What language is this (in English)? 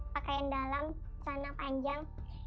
Indonesian